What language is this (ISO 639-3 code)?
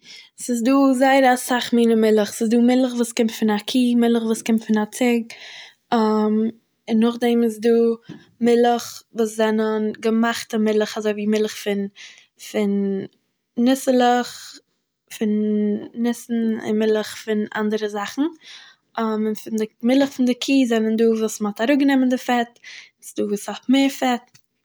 yid